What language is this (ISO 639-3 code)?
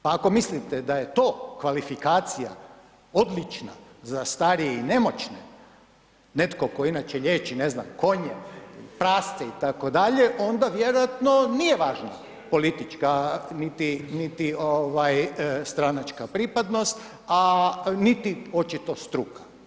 hrv